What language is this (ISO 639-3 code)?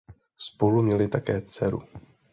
ces